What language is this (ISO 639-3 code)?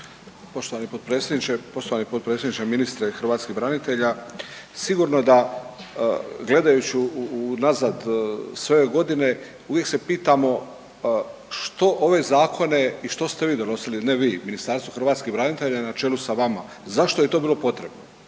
hrv